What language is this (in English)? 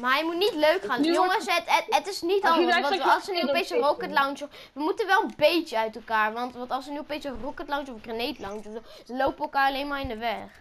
Dutch